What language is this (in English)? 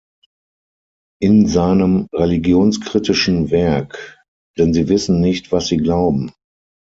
German